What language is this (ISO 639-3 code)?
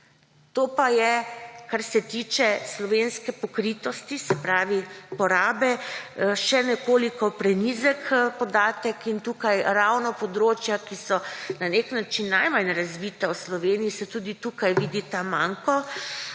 slv